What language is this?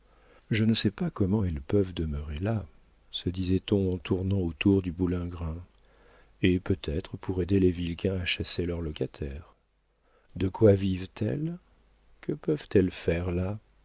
French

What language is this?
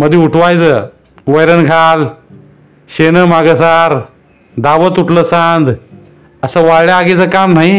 Marathi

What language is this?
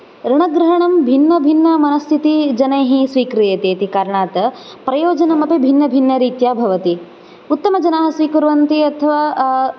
Sanskrit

